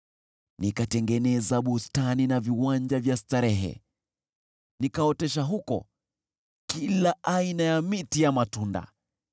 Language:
Swahili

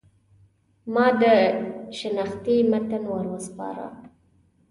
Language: Pashto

